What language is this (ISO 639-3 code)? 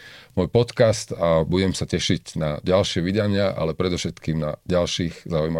slk